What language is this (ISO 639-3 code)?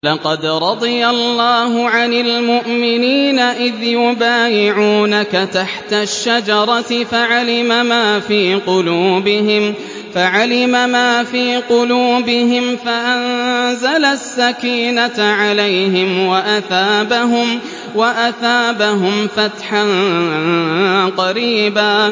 ara